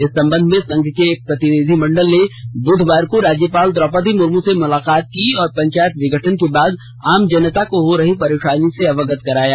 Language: Hindi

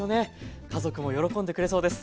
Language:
Japanese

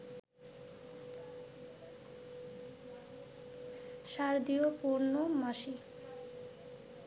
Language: Bangla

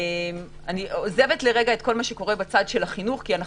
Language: Hebrew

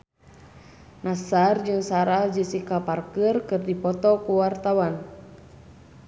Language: Sundanese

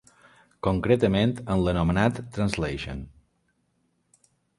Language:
Catalan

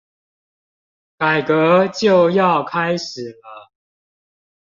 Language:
Chinese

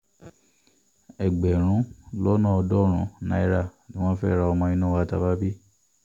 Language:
Yoruba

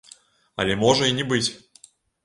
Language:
Belarusian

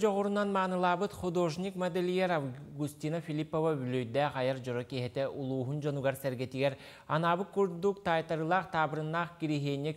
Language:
Turkish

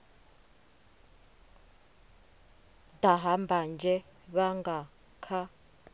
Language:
Venda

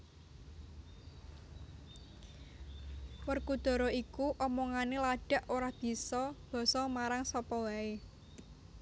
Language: Javanese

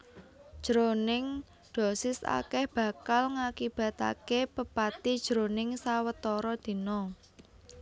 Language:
Javanese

